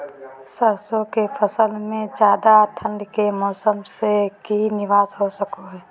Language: Magahi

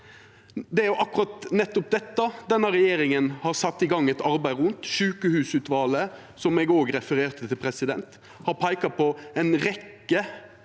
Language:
Norwegian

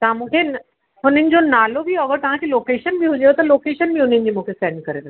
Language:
Sindhi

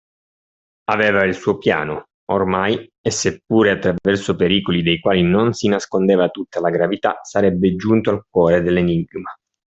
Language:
Italian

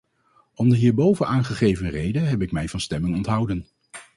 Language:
Dutch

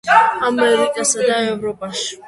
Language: Georgian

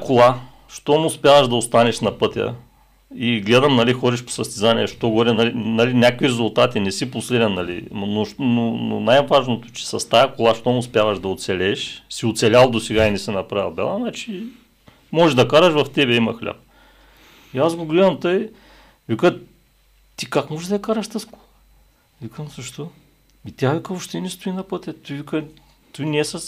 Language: Bulgarian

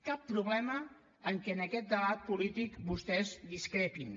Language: Catalan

